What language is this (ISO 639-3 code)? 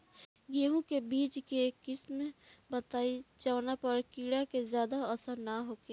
bho